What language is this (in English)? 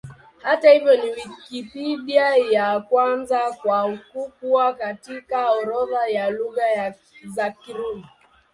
Swahili